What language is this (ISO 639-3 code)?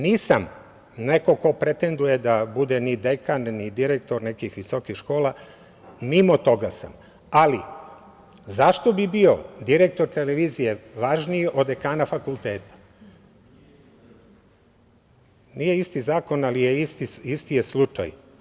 srp